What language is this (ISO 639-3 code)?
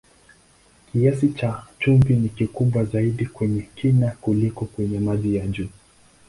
swa